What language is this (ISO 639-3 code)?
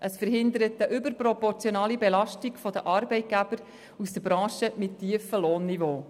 gsw